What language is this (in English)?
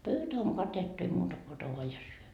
Finnish